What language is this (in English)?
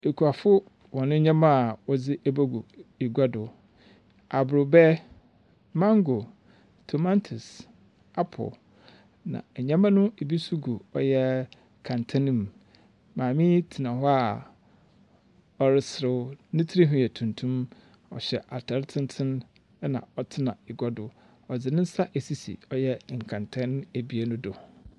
Akan